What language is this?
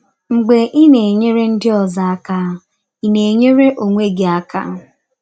Igbo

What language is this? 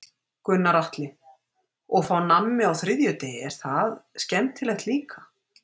Icelandic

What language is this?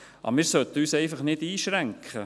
Swiss German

